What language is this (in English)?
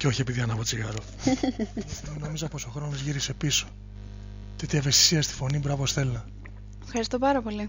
Greek